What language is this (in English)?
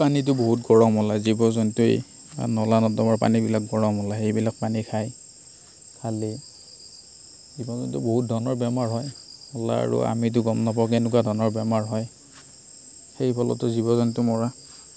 Assamese